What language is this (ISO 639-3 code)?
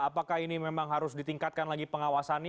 ind